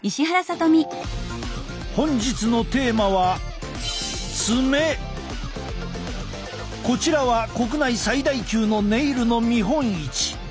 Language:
Japanese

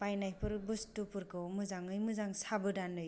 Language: Bodo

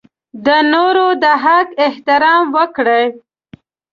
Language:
Pashto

